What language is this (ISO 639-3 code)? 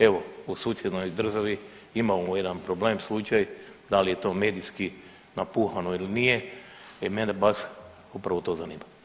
hrv